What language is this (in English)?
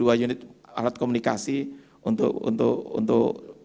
Indonesian